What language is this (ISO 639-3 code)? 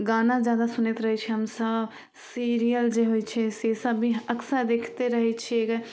mai